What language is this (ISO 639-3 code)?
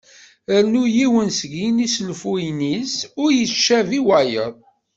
kab